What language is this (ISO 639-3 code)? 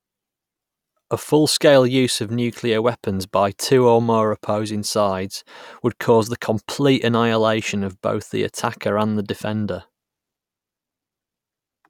eng